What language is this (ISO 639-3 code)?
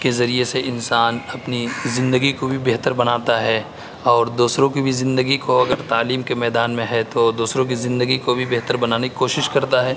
urd